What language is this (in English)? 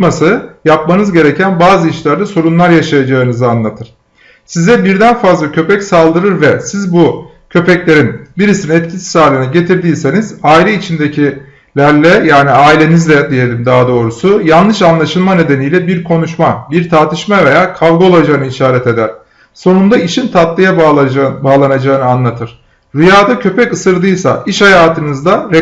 Turkish